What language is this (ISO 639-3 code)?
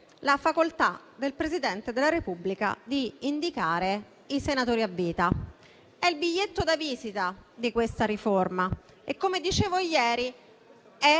ita